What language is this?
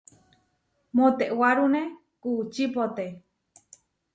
Huarijio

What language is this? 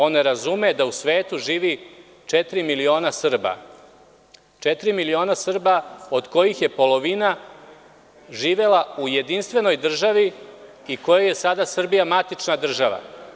Serbian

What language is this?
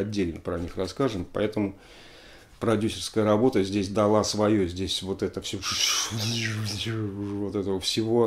Russian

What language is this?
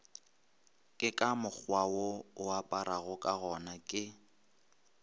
Northern Sotho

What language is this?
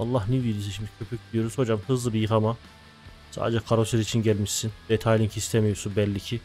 Turkish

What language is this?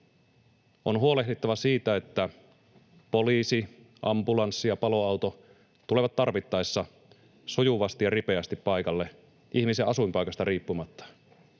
Finnish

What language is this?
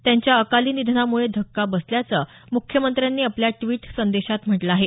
Marathi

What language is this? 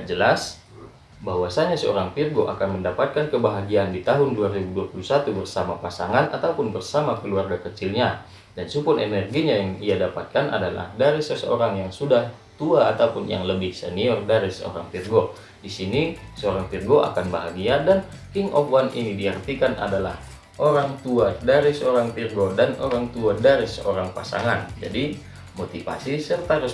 Indonesian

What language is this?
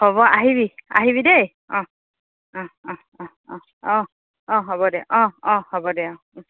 Assamese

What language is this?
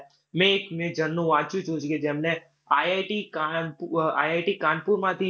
Gujarati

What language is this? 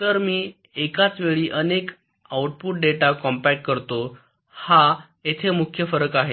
Marathi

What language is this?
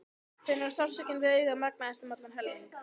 Icelandic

